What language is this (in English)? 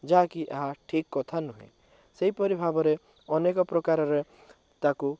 Odia